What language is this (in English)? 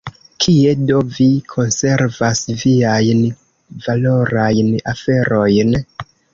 Esperanto